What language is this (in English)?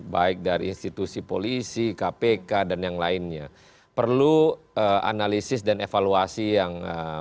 Indonesian